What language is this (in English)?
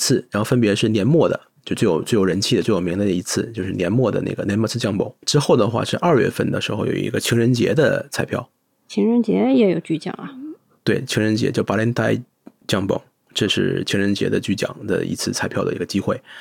Chinese